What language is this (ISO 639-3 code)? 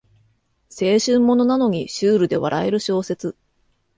jpn